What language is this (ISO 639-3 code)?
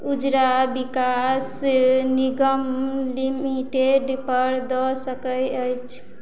mai